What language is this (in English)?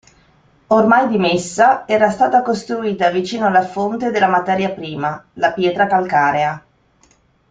Italian